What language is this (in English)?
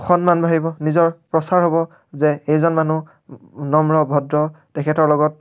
Assamese